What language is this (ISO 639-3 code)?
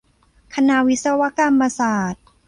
tha